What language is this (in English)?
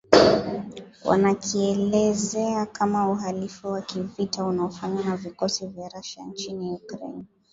Swahili